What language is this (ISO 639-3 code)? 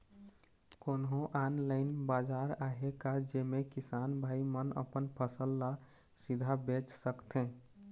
hne